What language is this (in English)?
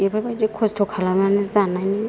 Bodo